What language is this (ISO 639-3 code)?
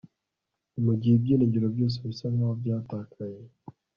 kin